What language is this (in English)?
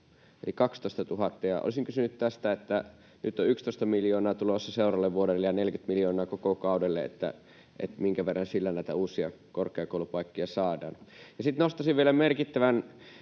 Finnish